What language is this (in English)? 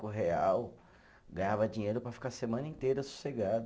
Portuguese